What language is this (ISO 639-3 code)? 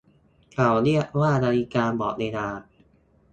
tha